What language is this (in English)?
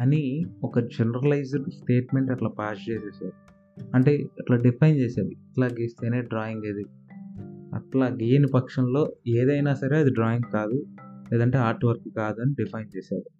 Telugu